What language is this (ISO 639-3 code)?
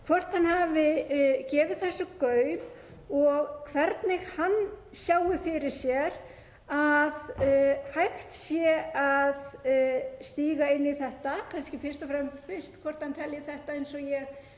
isl